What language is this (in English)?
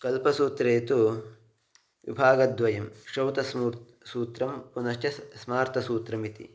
Sanskrit